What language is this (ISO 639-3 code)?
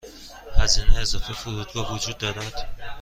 fas